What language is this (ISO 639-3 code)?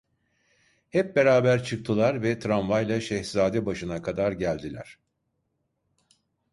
tur